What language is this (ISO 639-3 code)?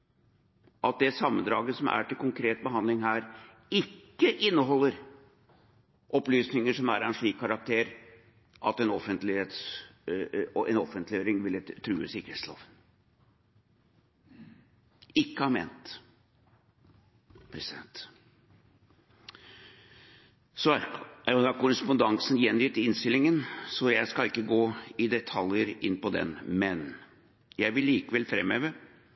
nob